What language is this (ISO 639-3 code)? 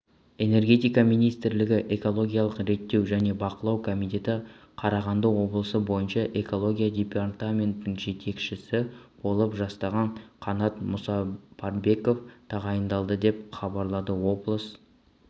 kaz